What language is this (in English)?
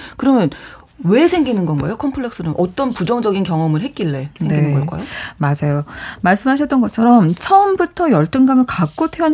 Korean